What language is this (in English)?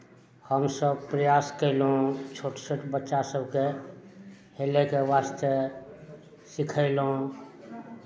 Maithili